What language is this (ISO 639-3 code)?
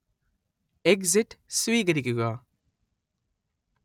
mal